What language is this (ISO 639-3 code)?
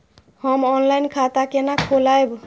mai